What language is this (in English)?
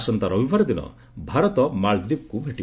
Odia